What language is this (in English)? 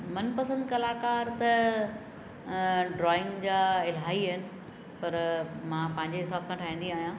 Sindhi